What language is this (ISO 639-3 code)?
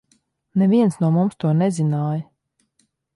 lav